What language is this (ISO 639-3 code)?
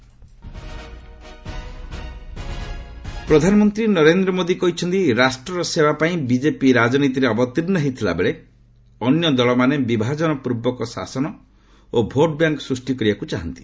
ori